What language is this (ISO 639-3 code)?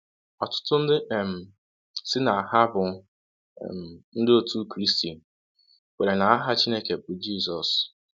ibo